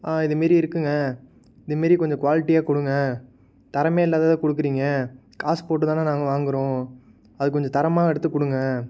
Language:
Tamil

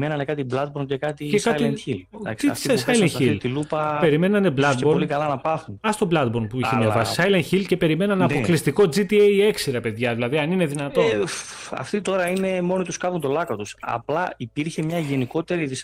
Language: Greek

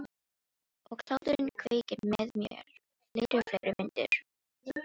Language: Icelandic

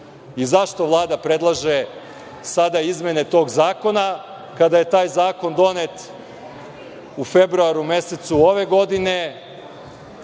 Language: Serbian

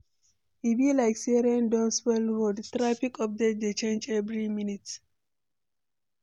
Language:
Nigerian Pidgin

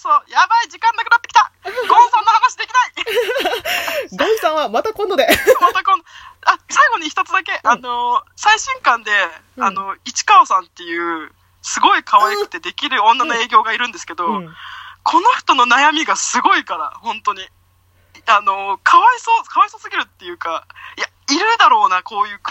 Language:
Japanese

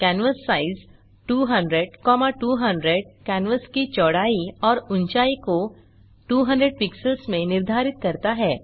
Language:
Hindi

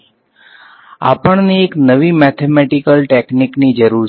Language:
Gujarati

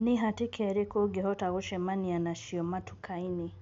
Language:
Kikuyu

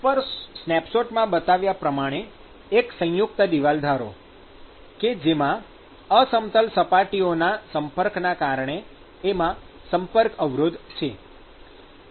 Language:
Gujarati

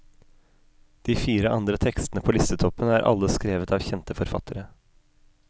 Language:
Norwegian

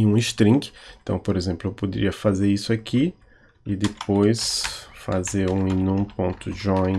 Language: Portuguese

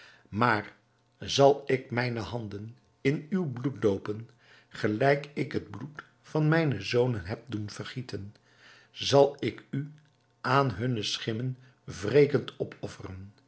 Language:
Dutch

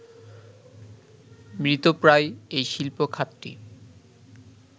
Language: Bangla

